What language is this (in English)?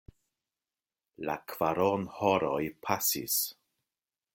Esperanto